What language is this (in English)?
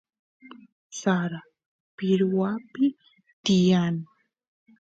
Santiago del Estero Quichua